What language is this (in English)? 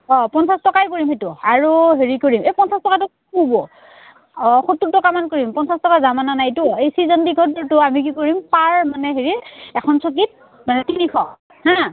Assamese